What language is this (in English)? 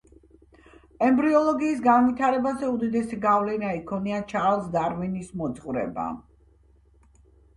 Georgian